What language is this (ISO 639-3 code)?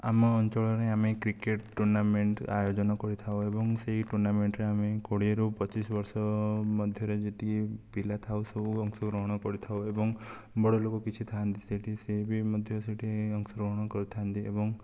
ori